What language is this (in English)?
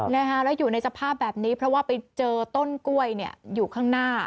Thai